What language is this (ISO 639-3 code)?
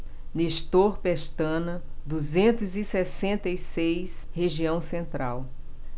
por